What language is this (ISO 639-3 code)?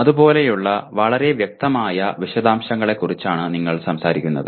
mal